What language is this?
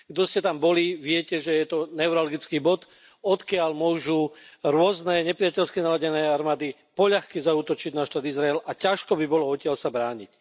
Slovak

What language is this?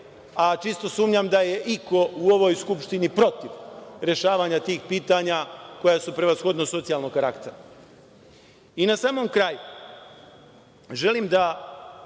Serbian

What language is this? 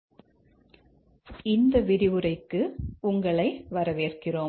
Tamil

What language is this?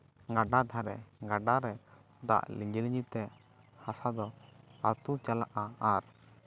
Santali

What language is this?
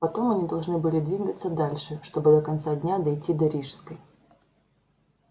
Russian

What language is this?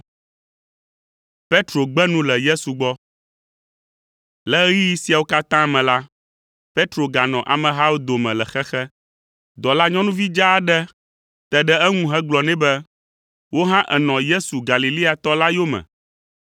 Ewe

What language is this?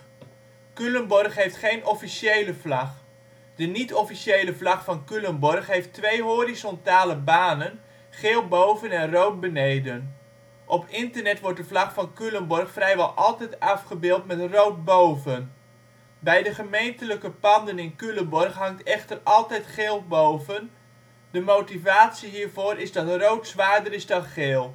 Dutch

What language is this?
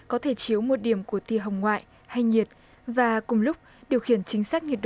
Vietnamese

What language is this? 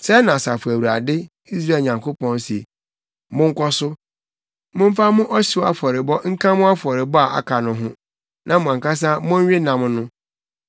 Akan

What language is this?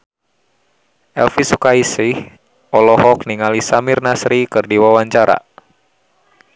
Sundanese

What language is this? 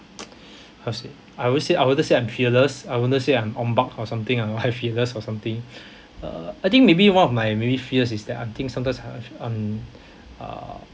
English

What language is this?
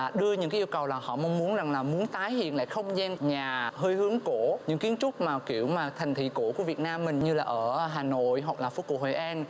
Vietnamese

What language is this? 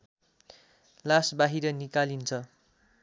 Nepali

